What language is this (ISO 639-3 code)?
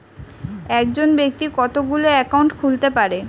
ben